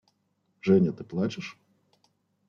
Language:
Russian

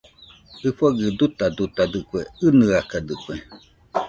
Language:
Nüpode Huitoto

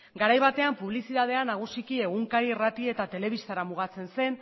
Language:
Basque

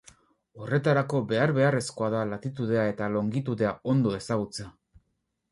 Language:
Basque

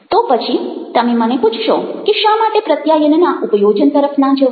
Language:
Gujarati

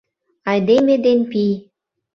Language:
Mari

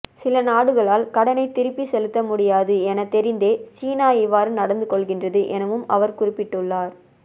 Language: Tamil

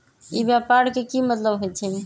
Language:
Magahi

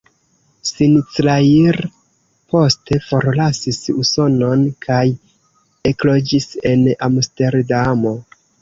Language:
Esperanto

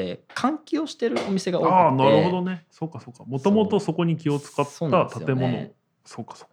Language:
Japanese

